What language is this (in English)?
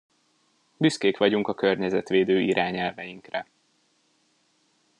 Hungarian